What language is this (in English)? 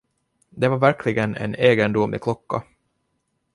Swedish